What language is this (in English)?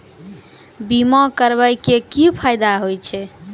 Maithili